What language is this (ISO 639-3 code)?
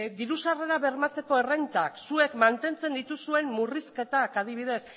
eus